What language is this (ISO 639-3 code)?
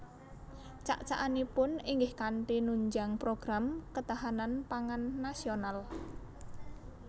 jav